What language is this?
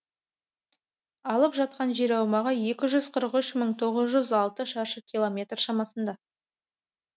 Kazakh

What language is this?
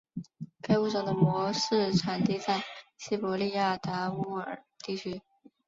Chinese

